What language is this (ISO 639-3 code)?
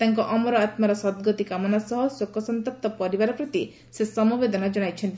ori